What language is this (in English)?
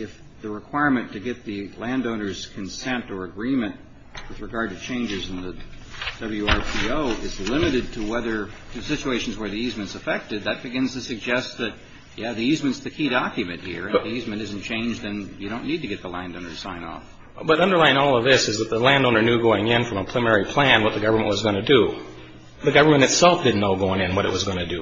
English